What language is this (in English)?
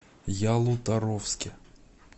Russian